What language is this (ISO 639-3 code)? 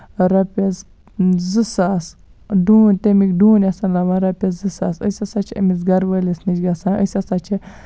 kas